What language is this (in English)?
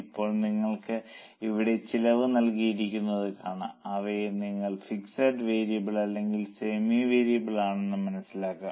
Malayalam